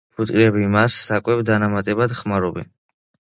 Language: Georgian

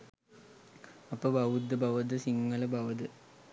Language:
Sinhala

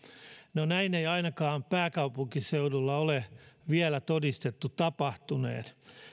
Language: Finnish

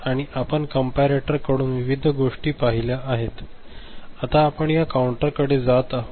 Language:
Marathi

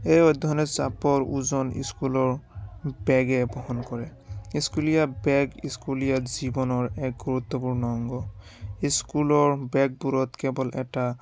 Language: Assamese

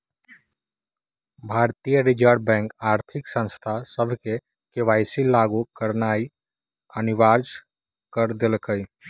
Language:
Magahi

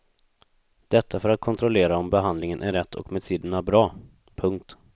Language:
Swedish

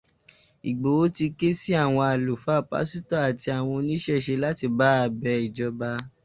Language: Yoruba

